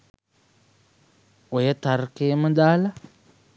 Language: Sinhala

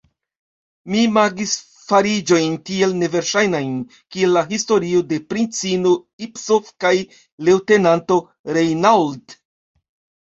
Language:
Esperanto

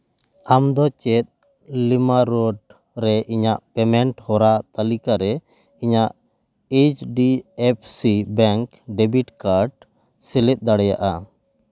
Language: Santali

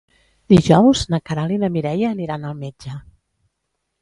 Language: Catalan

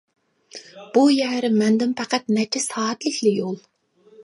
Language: Uyghur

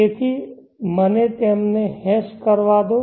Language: Gujarati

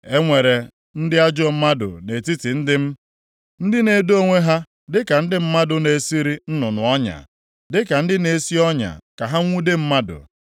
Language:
Igbo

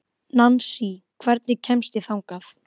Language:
Icelandic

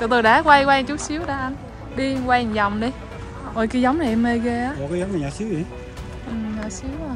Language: Vietnamese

